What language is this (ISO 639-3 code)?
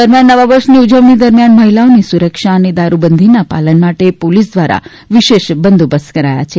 guj